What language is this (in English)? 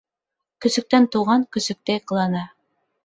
Bashkir